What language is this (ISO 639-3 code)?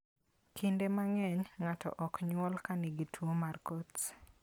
luo